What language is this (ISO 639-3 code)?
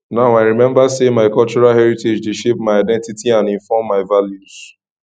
pcm